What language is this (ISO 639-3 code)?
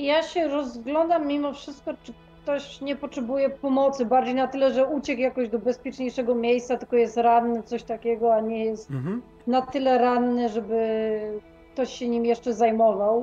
pol